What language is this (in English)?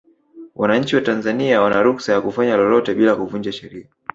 Swahili